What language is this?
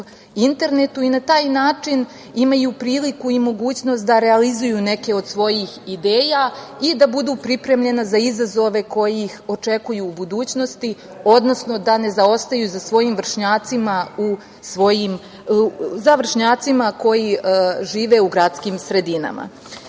Serbian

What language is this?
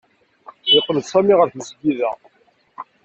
Kabyle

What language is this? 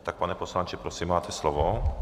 Czech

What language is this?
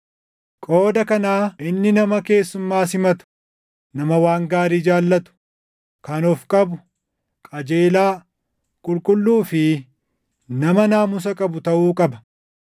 Oromo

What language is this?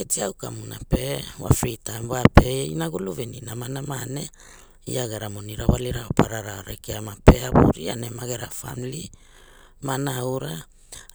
Hula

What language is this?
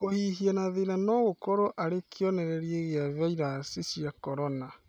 Kikuyu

